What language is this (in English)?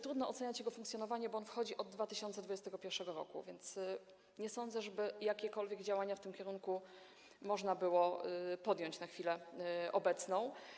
Polish